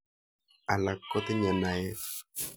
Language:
Kalenjin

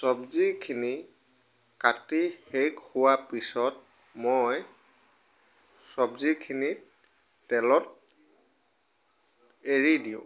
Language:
Assamese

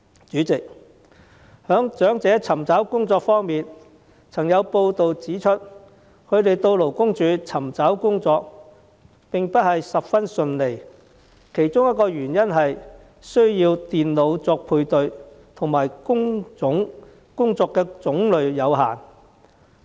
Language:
Cantonese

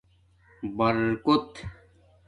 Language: Domaaki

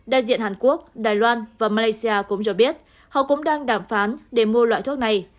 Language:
Vietnamese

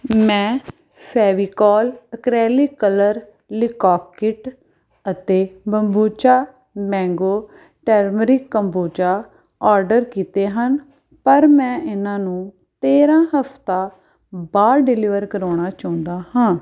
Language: Punjabi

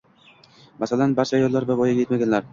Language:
Uzbek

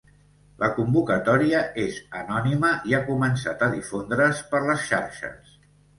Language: Catalan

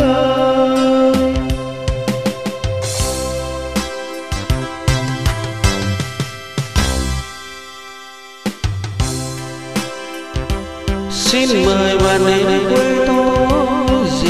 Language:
Vietnamese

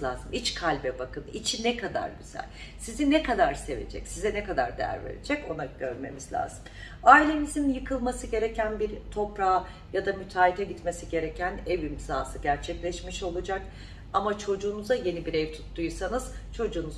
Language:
Turkish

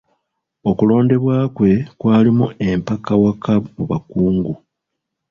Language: Ganda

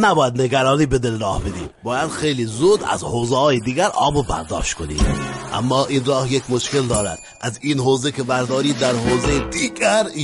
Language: Persian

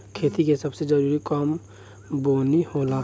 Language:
Bhojpuri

